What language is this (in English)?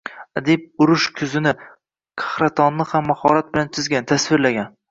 Uzbek